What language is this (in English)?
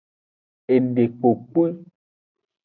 Aja (Benin)